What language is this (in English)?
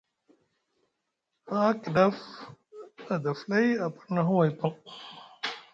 Musgu